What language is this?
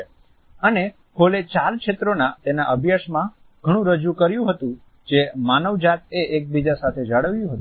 Gujarati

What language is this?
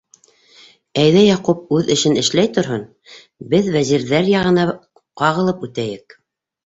Bashkir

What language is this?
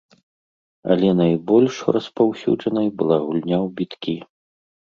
Belarusian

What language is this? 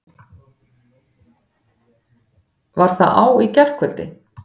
Icelandic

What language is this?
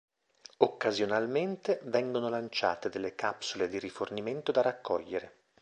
Italian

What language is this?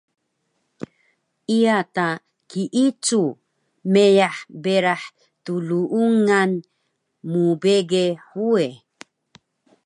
Taroko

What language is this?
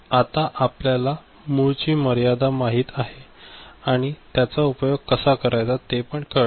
Marathi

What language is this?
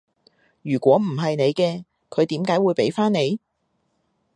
Cantonese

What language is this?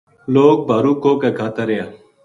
Gujari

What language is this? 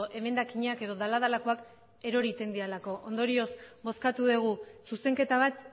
Basque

